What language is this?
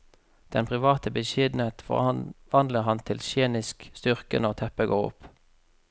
Norwegian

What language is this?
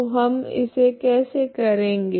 Hindi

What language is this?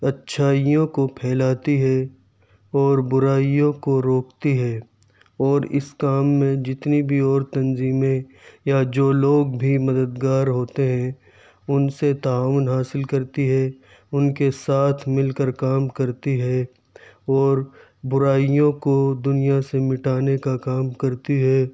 Urdu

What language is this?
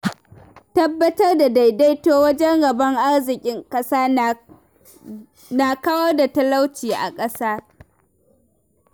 Hausa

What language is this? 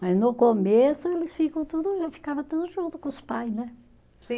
Portuguese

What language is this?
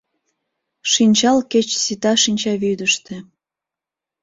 Mari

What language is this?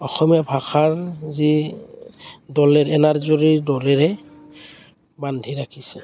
Assamese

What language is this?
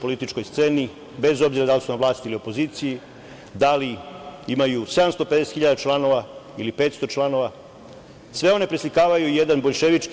Serbian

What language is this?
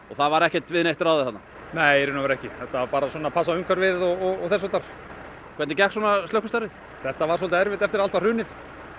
Icelandic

